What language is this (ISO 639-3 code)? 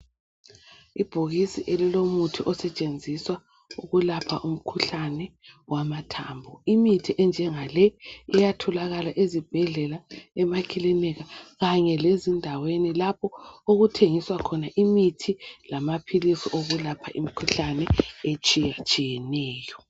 nde